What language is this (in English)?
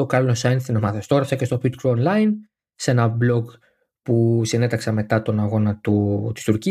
Greek